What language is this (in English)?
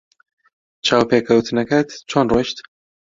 Central Kurdish